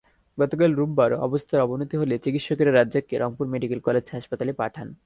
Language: Bangla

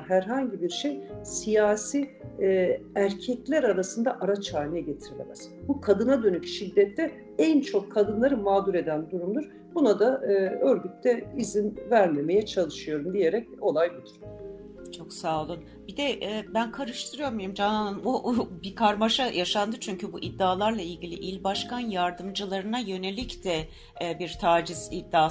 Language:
Turkish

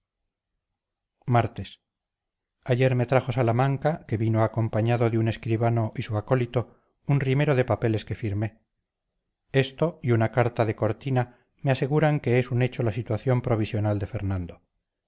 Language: Spanish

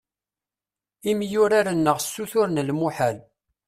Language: Kabyle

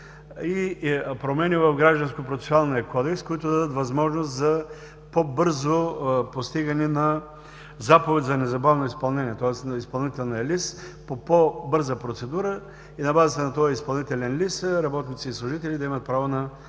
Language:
Bulgarian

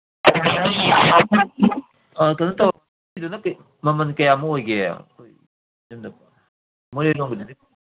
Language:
Manipuri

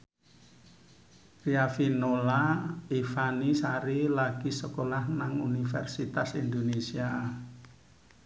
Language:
Javanese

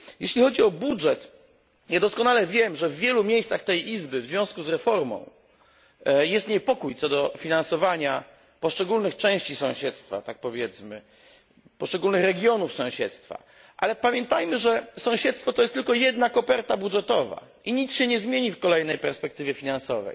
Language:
Polish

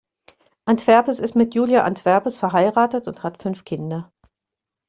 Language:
German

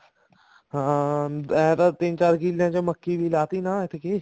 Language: Punjabi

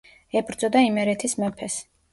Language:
Georgian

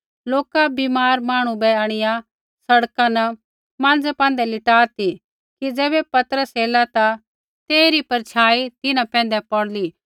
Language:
Kullu Pahari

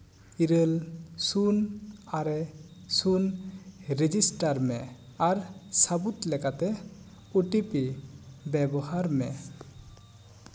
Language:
Santali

